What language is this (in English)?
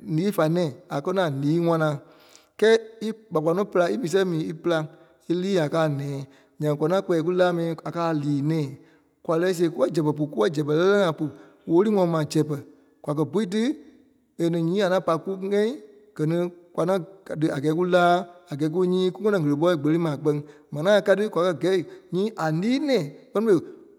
Kpelle